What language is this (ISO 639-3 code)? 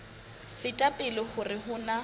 sot